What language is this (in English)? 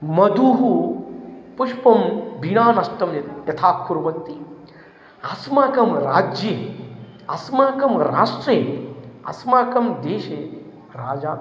Sanskrit